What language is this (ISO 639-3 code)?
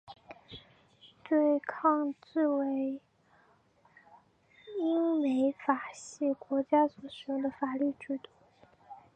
zho